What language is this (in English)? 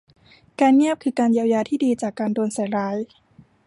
Thai